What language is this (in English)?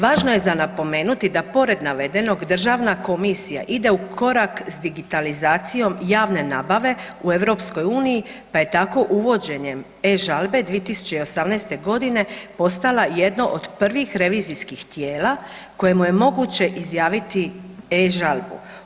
Croatian